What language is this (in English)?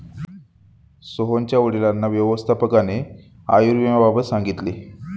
Marathi